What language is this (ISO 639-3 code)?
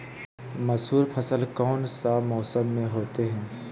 mag